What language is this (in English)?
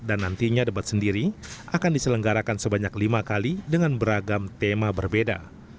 Indonesian